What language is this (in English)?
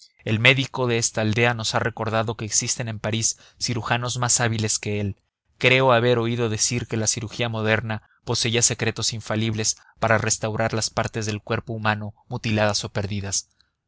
Spanish